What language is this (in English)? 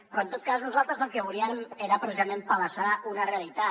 Catalan